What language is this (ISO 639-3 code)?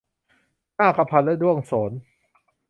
tha